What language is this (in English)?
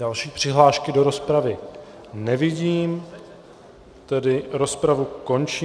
Czech